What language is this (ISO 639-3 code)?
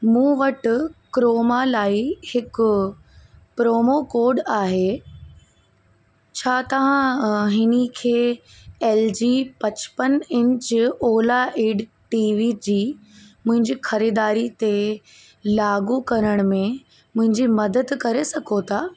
snd